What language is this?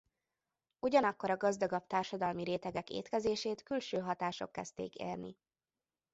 Hungarian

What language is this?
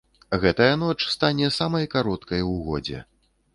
Belarusian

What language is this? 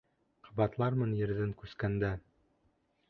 Bashkir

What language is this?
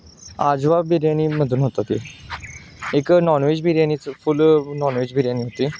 Marathi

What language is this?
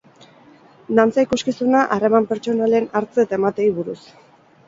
Basque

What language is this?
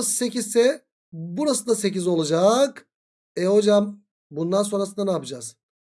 Turkish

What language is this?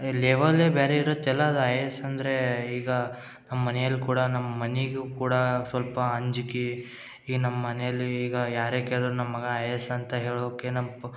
Kannada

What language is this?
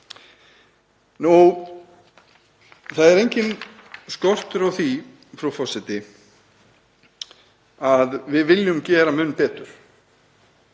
Icelandic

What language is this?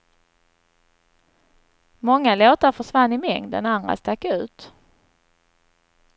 Swedish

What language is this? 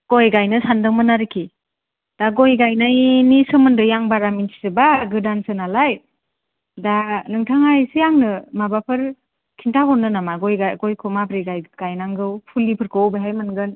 Bodo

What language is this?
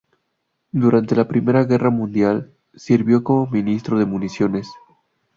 Spanish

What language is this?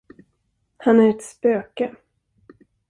Swedish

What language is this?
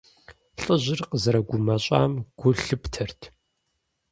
Kabardian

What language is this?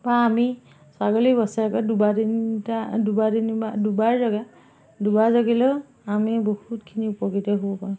Assamese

